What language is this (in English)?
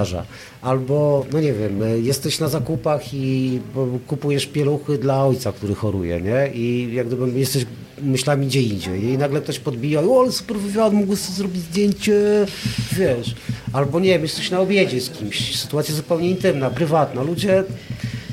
Polish